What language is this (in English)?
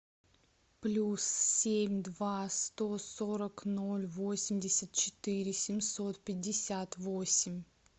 Russian